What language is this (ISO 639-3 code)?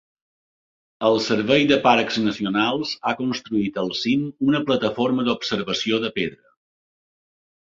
cat